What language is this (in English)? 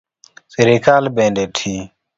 Luo (Kenya and Tanzania)